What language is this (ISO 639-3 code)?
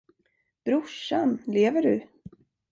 swe